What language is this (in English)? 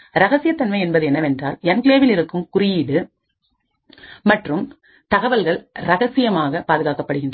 Tamil